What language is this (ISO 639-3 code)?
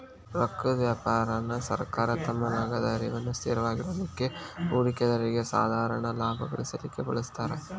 kan